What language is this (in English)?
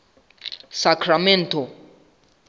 Southern Sotho